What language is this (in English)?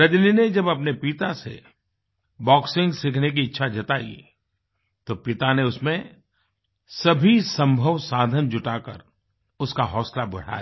Hindi